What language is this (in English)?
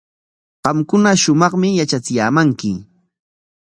Corongo Ancash Quechua